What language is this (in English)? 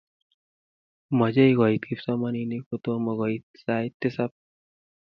Kalenjin